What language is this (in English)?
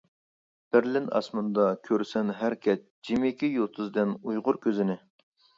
Uyghur